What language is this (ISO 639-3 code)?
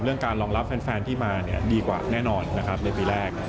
tha